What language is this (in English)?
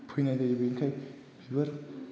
Bodo